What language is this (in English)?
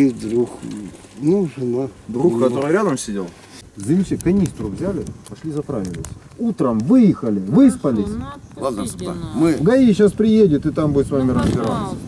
Russian